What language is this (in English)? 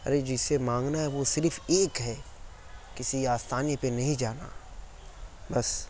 Urdu